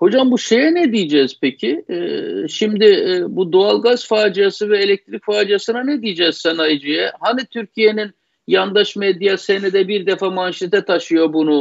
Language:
Turkish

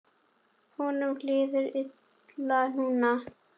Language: Icelandic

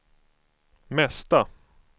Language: Swedish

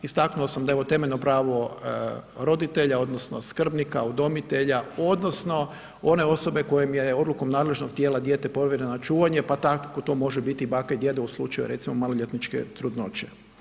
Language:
Croatian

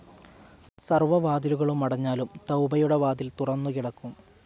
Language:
Malayalam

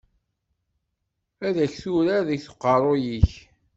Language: Kabyle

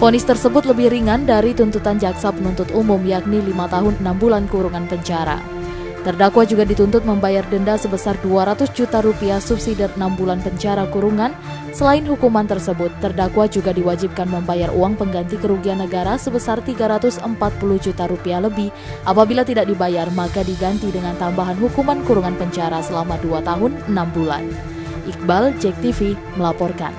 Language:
Indonesian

